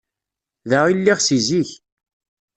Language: Kabyle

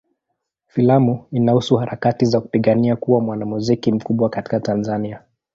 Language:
Swahili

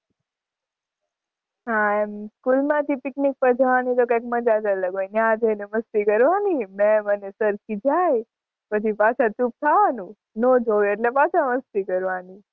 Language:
Gujarati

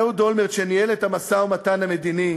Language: Hebrew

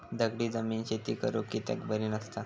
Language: Marathi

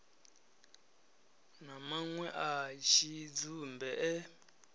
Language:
Venda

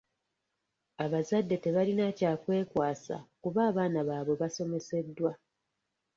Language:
Ganda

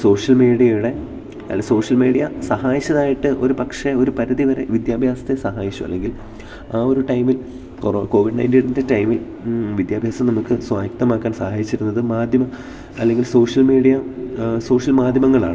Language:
Malayalam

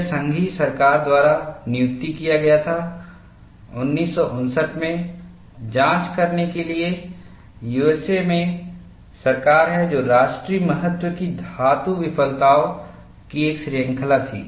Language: Hindi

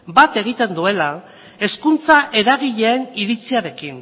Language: Basque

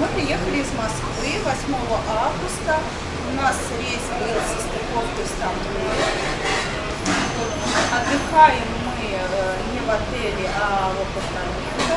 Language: Russian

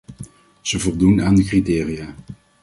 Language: Dutch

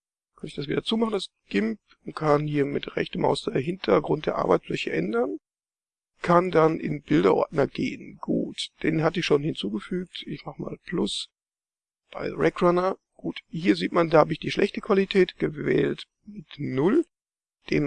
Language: German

